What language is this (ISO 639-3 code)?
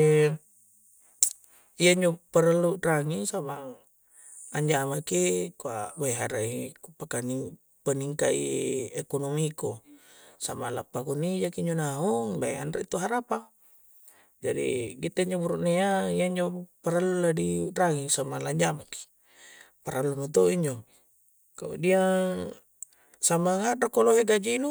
kjc